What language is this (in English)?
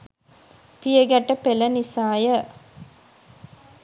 Sinhala